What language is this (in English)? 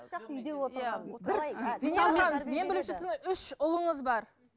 Kazakh